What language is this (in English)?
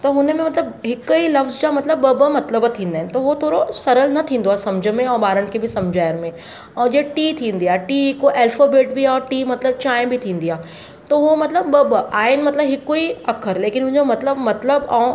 Sindhi